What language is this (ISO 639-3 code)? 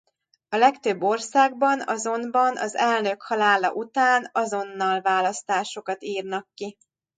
hun